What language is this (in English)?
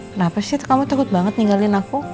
Indonesian